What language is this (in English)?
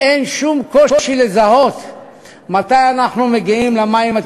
Hebrew